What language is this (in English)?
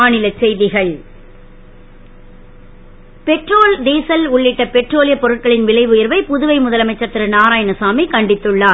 Tamil